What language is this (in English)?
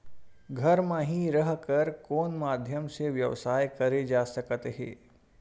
Chhattisgarhi